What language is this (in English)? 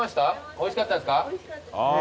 Japanese